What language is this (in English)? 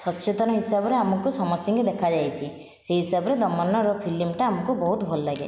Odia